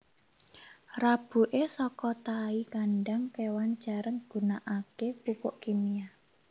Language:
Javanese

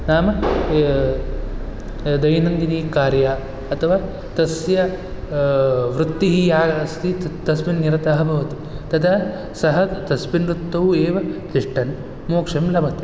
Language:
Sanskrit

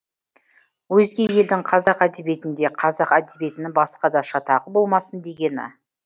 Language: Kazakh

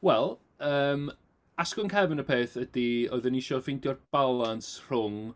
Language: Welsh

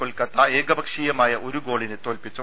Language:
Malayalam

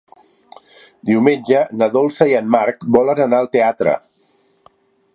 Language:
Catalan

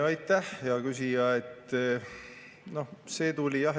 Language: Estonian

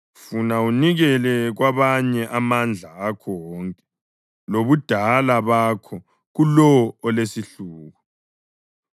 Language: North Ndebele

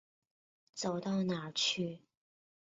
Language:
Chinese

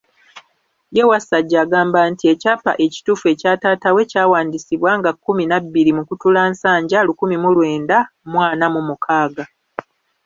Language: Ganda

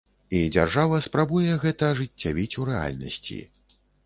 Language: Belarusian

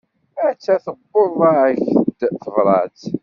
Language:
Kabyle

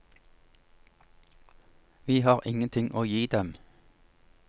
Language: Norwegian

